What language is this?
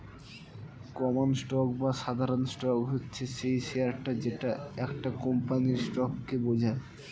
Bangla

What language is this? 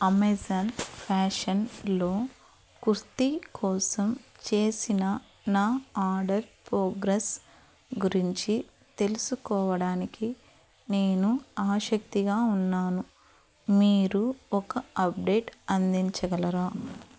Telugu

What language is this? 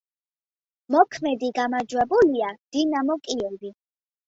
Georgian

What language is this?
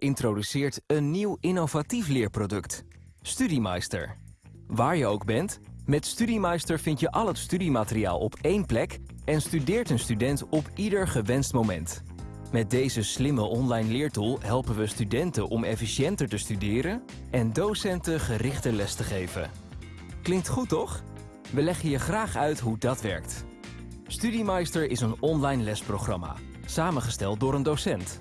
Dutch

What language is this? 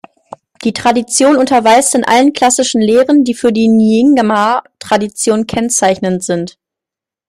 German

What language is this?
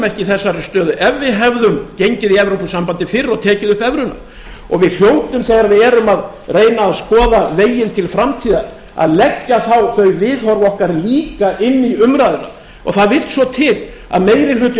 Icelandic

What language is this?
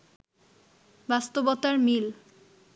Bangla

